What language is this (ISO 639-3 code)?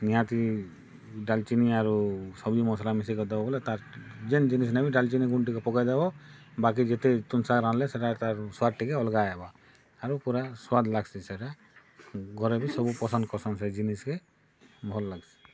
ori